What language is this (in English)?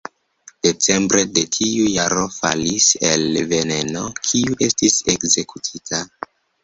Esperanto